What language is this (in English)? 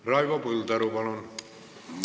Estonian